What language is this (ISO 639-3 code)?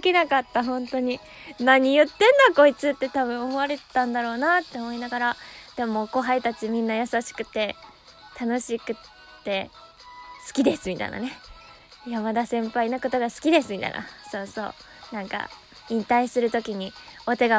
jpn